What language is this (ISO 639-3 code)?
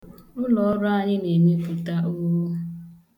ibo